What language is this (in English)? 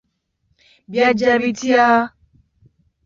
Ganda